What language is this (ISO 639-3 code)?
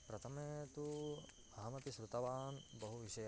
san